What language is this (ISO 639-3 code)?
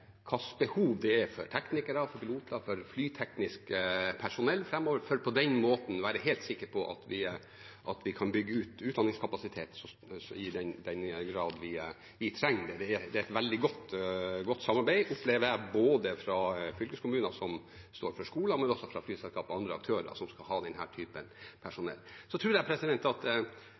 nob